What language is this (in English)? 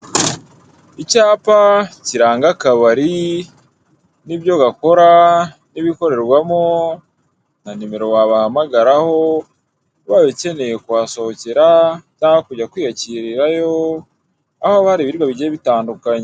Kinyarwanda